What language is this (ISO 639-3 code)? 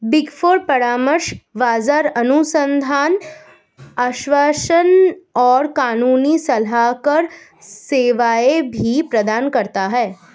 hin